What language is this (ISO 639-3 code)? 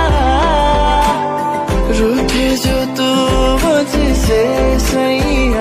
ara